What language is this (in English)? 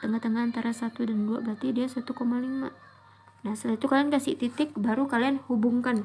Indonesian